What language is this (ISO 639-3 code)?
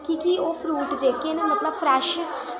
doi